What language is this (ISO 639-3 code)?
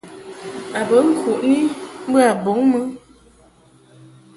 mhk